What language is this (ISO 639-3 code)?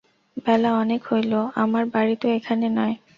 ben